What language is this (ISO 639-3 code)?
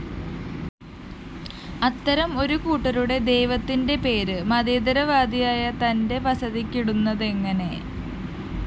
mal